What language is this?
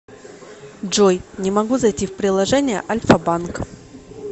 Russian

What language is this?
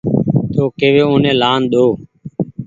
Goaria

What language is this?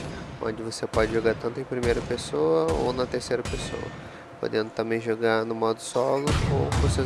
Portuguese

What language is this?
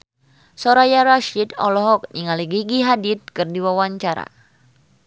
Sundanese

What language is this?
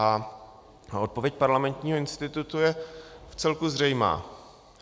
Czech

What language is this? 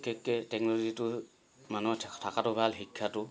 Assamese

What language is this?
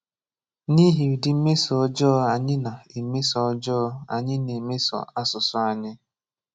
Igbo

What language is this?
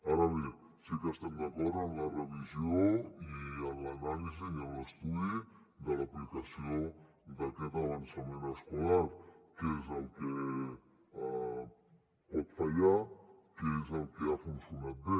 Catalan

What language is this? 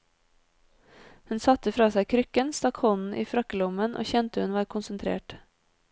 Norwegian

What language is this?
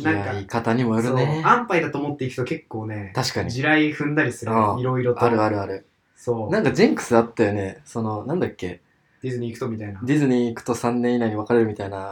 Japanese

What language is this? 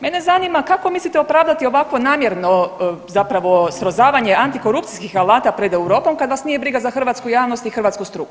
Croatian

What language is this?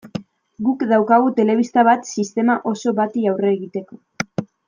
Basque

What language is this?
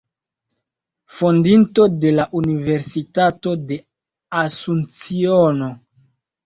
Esperanto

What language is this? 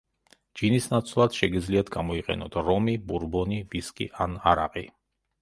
Georgian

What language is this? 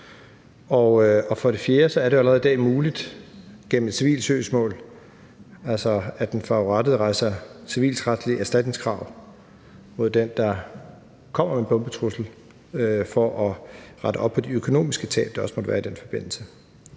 Danish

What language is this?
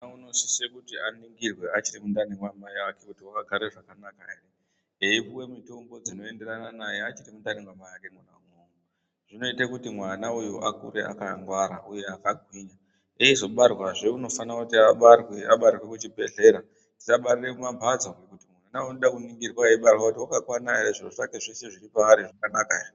Ndau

